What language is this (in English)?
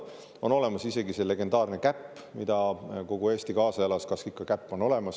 Estonian